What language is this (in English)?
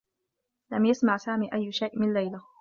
Arabic